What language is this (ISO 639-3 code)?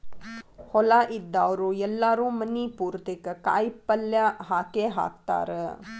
kan